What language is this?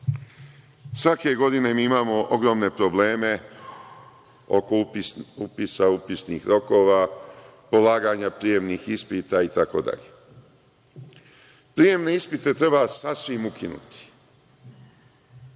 Serbian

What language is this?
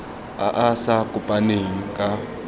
Tswana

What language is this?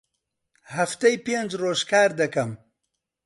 Central Kurdish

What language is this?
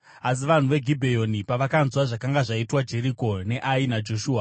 Shona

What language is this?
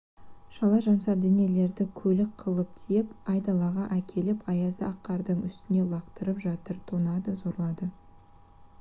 Kazakh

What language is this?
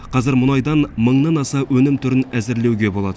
Kazakh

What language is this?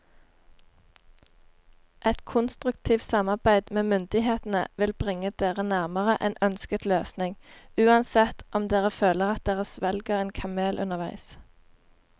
Norwegian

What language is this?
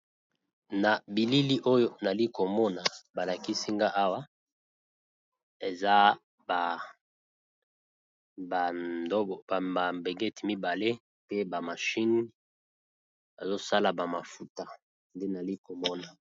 Lingala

